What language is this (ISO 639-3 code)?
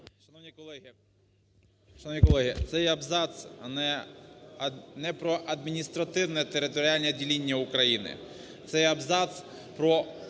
ukr